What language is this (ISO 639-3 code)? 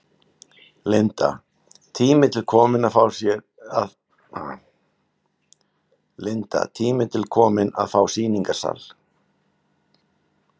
isl